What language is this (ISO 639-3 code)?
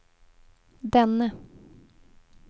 swe